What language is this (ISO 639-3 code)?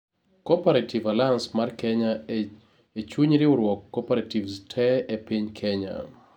luo